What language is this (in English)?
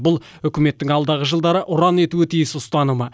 Kazakh